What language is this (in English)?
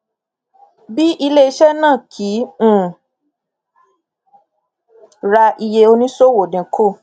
Yoruba